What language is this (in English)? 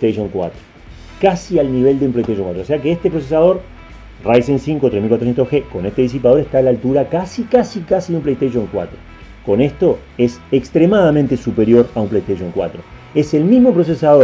Spanish